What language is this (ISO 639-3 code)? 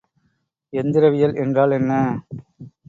tam